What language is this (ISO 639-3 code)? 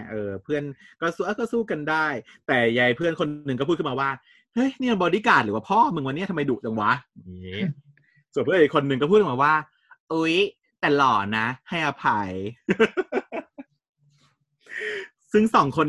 tha